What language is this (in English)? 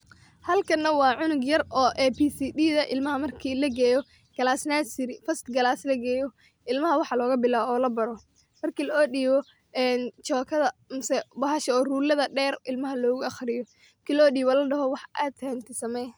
Somali